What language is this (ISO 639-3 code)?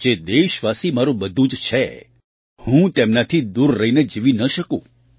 guj